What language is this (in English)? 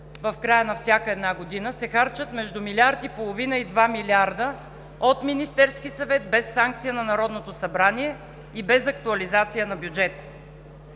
Bulgarian